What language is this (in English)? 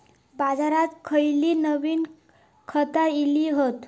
Marathi